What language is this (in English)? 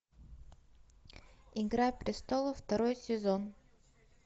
Russian